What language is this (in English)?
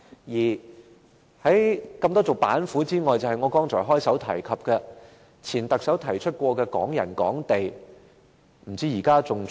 Cantonese